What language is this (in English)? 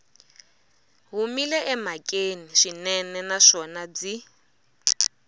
Tsonga